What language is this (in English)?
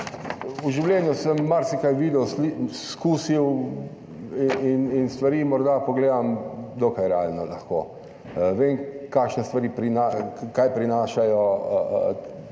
Slovenian